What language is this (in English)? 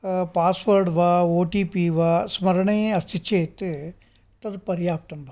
Sanskrit